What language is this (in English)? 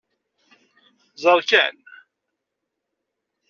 Kabyle